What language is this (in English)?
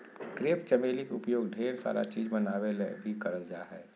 Magahi